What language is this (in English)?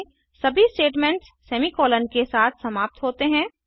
Hindi